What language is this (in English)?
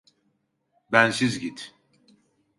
Turkish